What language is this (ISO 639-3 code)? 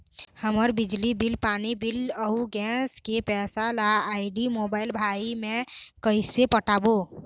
hne